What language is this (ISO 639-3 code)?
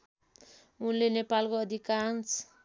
nep